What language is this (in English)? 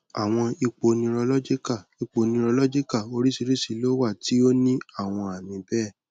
Yoruba